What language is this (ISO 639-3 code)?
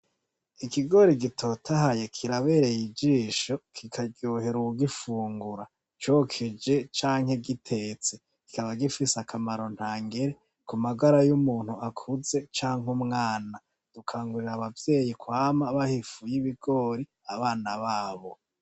run